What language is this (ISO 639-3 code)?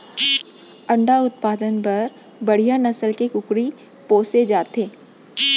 hne